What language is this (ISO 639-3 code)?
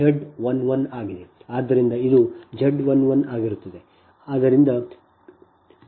kan